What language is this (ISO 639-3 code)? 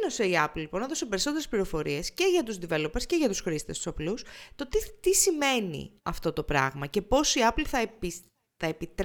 ell